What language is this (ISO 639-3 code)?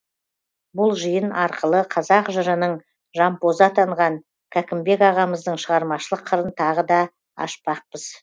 kaz